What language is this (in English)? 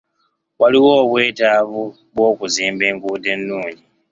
Ganda